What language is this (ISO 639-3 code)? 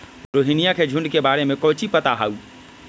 mag